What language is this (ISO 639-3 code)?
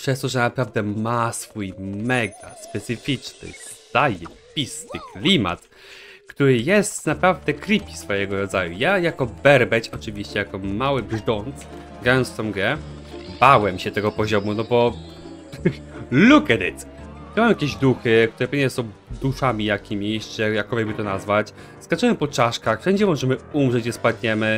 pol